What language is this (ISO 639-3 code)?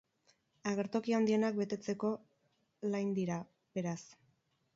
eus